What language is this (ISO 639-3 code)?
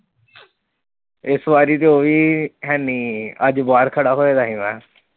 pan